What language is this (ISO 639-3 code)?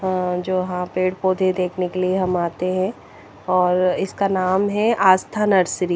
hin